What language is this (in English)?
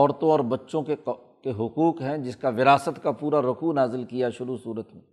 Urdu